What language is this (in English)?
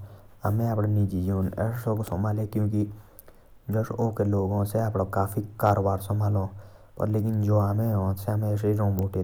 Jaunsari